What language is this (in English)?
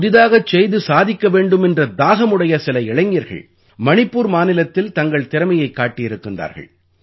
Tamil